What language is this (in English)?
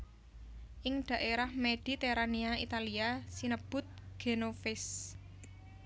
Javanese